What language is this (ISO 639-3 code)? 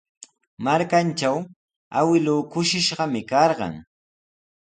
qws